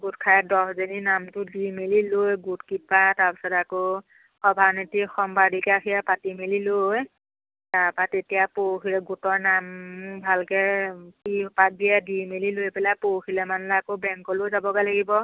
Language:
Assamese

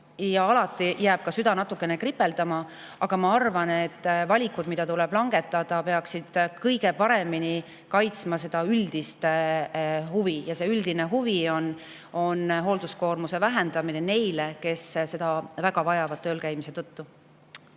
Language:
Estonian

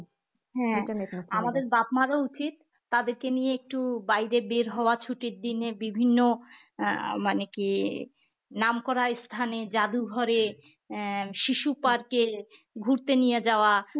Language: Bangla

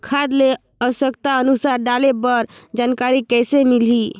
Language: Chhattisgarhi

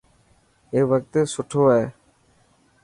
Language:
Dhatki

